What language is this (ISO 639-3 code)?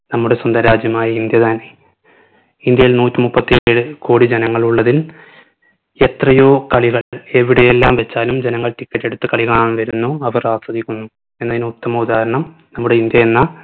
mal